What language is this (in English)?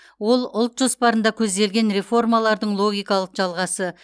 Kazakh